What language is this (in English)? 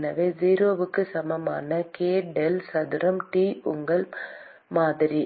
Tamil